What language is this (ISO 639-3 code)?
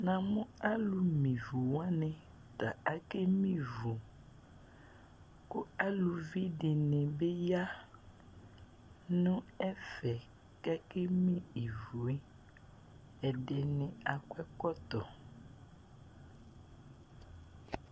kpo